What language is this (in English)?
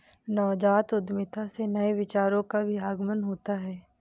Hindi